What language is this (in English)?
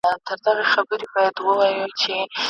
Pashto